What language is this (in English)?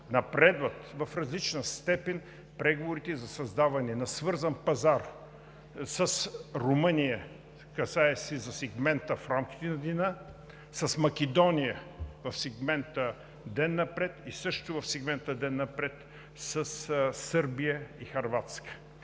Bulgarian